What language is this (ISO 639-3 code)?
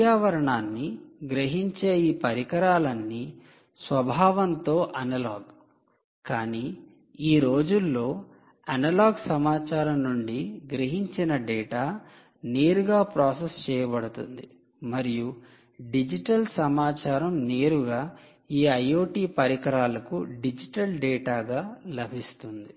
tel